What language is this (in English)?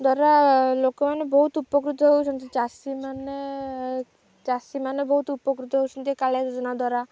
Odia